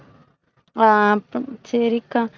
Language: Tamil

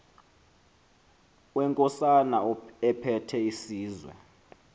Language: Xhosa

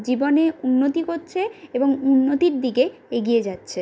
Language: Bangla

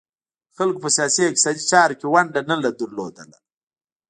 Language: Pashto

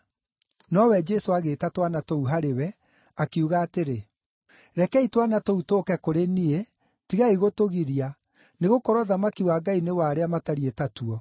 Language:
Kikuyu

